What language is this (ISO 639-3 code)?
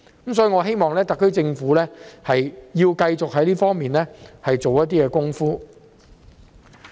yue